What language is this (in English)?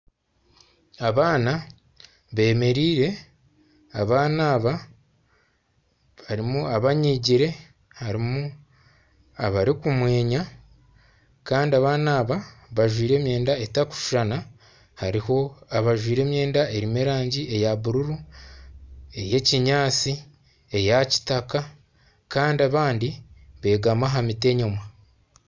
Nyankole